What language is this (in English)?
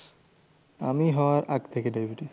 Bangla